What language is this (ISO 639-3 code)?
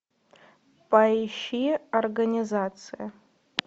rus